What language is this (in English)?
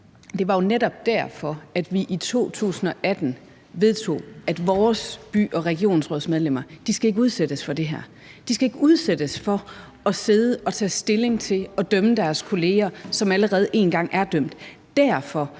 Danish